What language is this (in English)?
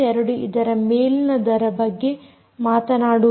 Kannada